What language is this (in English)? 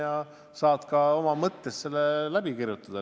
Estonian